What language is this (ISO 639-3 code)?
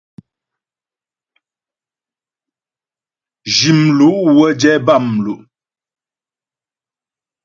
bbj